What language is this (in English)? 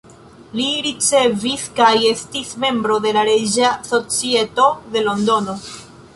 Esperanto